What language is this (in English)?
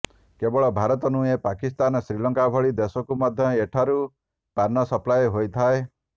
Odia